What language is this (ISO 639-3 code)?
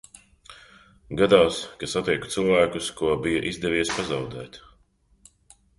lav